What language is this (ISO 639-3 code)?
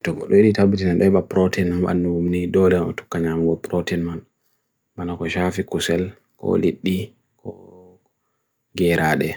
fui